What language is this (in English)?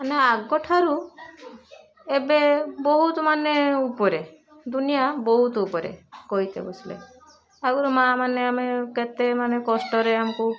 Odia